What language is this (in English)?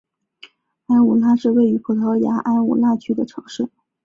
Chinese